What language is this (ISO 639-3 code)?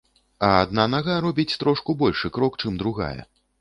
bel